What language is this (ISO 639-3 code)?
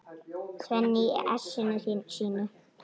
isl